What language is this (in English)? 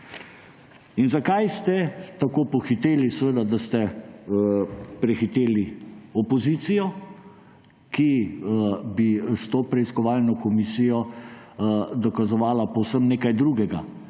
Slovenian